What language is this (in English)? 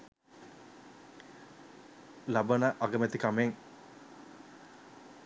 Sinhala